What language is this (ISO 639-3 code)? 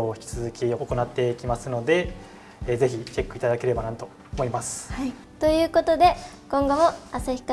jpn